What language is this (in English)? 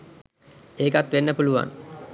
Sinhala